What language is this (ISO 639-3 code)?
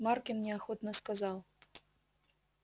rus